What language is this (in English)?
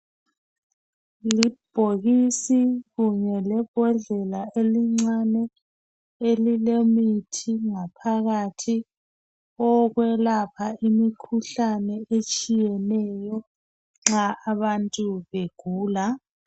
North Ndebele